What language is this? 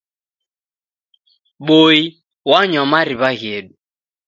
Taita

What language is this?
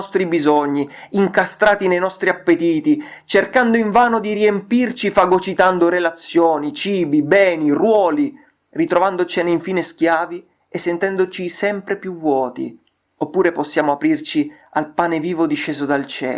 Italian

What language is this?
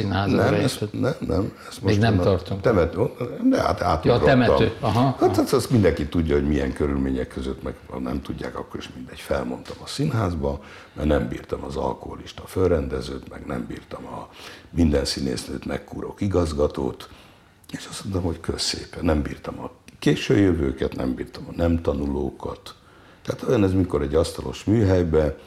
Hungarian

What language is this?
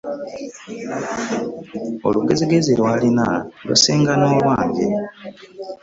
Ganda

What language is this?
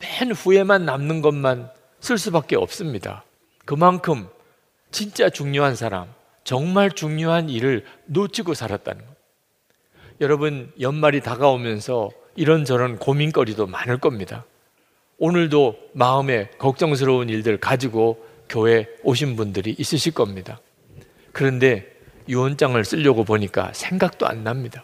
Korean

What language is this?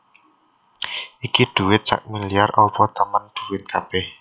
Javanese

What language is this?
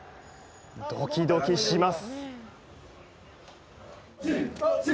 Japanese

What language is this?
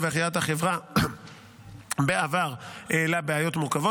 Hebrew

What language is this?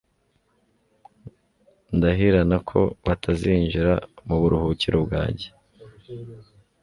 Kinyarwanda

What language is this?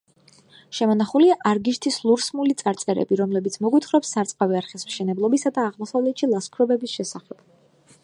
Georgian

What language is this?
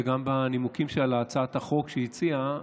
Hebrew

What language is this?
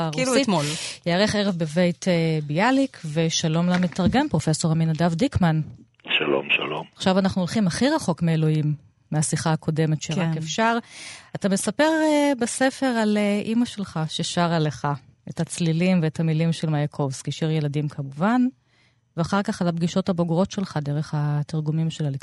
Hebrew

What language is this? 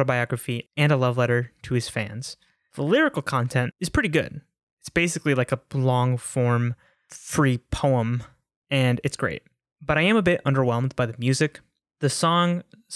English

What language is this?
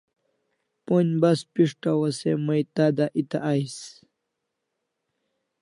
Kalasha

